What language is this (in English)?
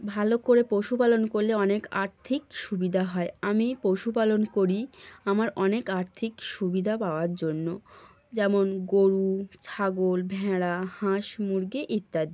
Bangla